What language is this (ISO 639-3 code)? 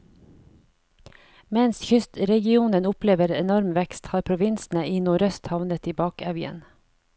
nor